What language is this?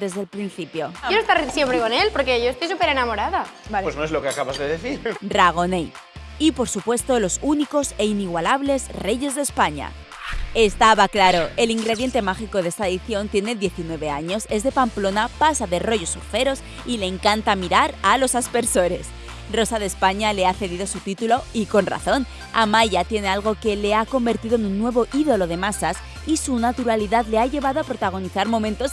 Spanish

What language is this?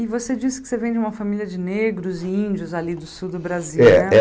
Portuguese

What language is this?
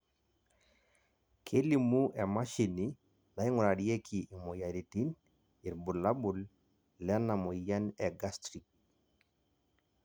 Masai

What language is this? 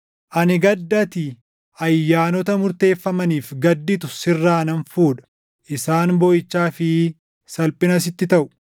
Oromo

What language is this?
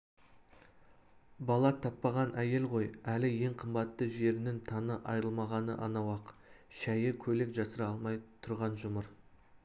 Kazakh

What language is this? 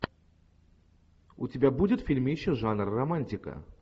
Russian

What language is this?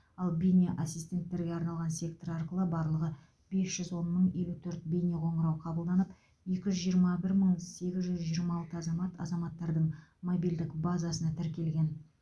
Kazakh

